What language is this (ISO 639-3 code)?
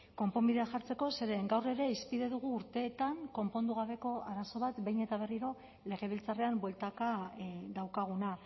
eus